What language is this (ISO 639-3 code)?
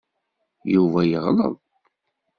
kab